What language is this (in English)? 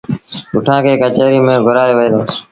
Sindhi Bhil